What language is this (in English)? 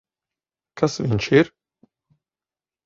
Latvian